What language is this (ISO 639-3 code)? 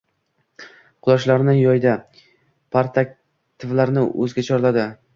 uzb